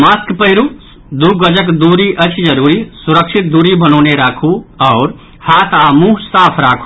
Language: Maithili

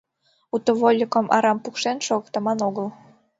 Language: Mari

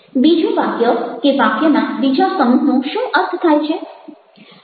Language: Gujarati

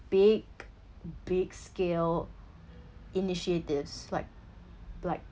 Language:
English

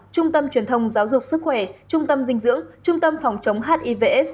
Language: Vietnamese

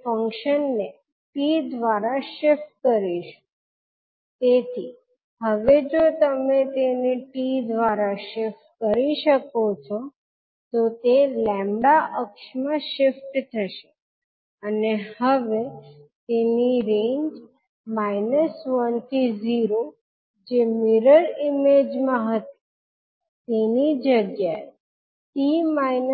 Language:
Gujarati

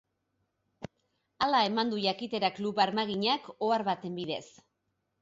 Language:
Basque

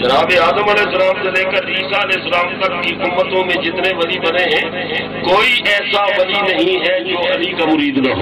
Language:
Turkish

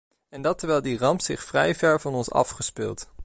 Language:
Dutch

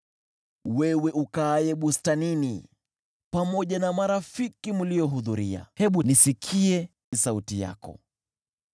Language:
Swahili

